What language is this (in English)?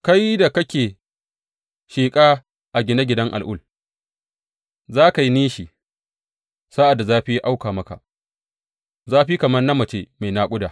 Hausa